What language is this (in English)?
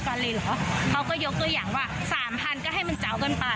Thai